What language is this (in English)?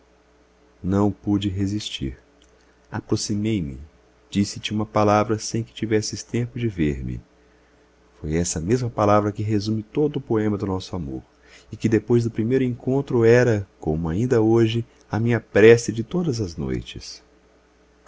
Portuguese